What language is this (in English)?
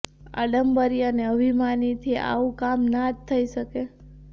Gujarati